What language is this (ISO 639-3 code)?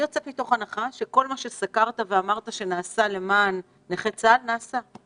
heb